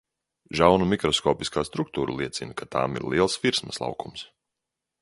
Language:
Latvian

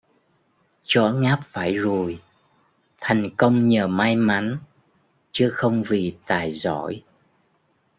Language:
Vietnamese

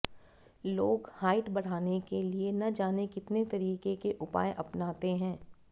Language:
Hindi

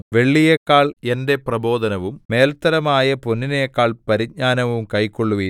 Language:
Malayalam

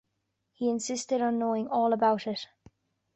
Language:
English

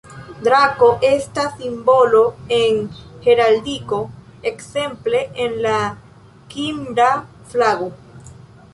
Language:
Esperanto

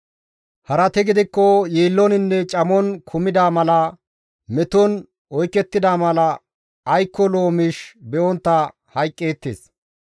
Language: Gamo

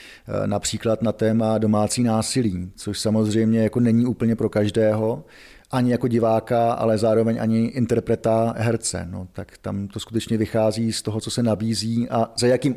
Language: Czech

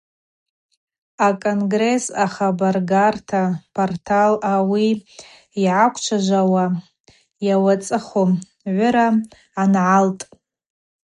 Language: Abaza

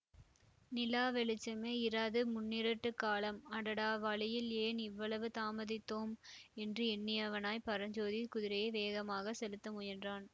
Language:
Tamil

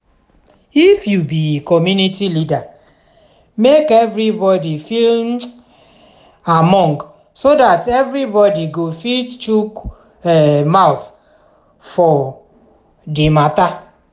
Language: Nigerian Pidgin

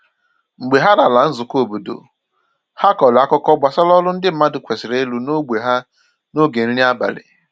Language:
Igbo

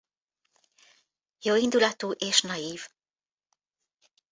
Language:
Hungarian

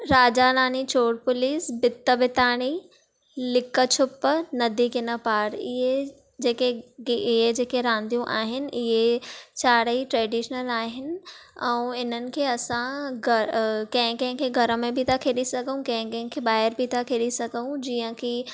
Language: Sindhi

